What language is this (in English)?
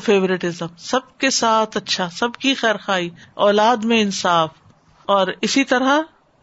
Urdu